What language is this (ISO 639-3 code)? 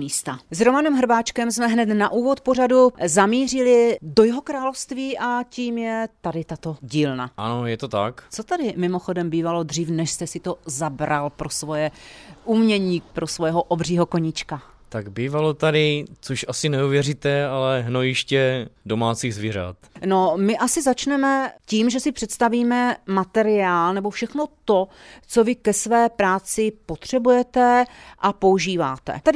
ces